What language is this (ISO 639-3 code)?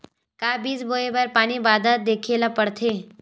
hne